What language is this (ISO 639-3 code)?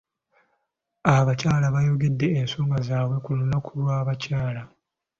lug